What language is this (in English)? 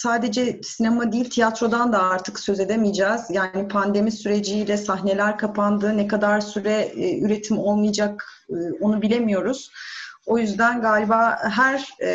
Turkish